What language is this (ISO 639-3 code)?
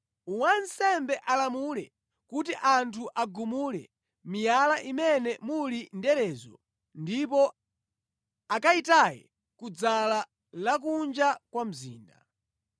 nya